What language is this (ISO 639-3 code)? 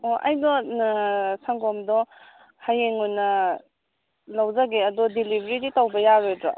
mni